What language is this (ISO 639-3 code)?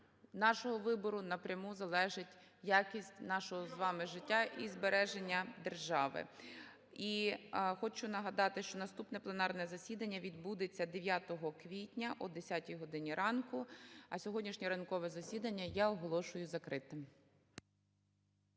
ukr